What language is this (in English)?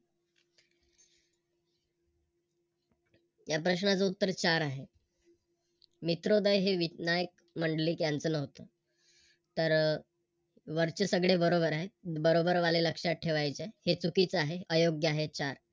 Marathi